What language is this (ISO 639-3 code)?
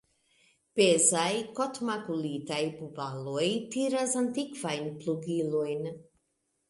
epo